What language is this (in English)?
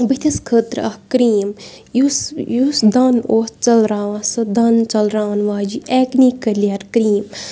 Kashmiri